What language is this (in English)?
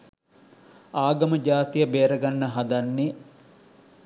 Sinhala